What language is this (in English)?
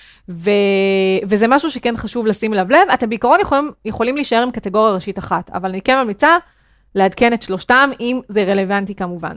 Hebrew